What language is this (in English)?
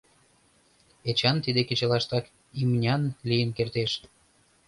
Mari